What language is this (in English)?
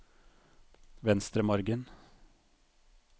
Norwegian